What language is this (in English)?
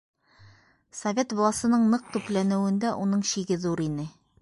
Bashkir